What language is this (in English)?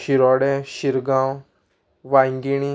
Konkani